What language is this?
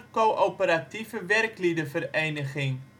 Dutch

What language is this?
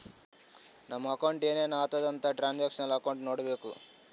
Kannada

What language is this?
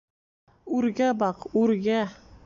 Bashkir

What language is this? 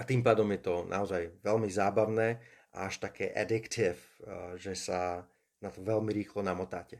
Slovak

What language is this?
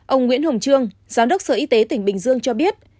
Vietnamese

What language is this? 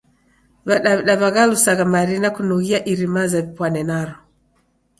Taita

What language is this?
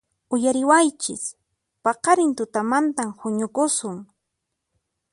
Puno Quechua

